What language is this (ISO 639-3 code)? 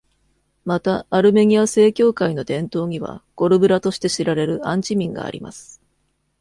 jpn